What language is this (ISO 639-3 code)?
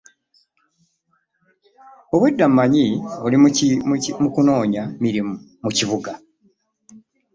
lug